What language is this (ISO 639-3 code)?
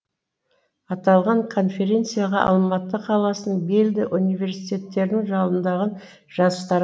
kaz